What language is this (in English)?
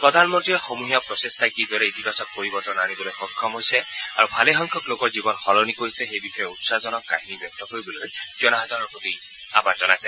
Assamese